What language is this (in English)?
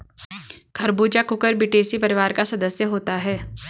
Hindi